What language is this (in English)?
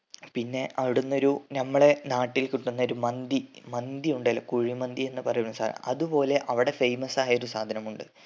Malayalam